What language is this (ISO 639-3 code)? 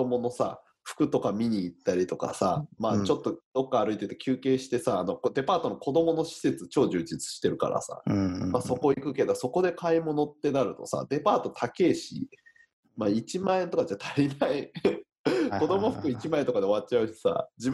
jpn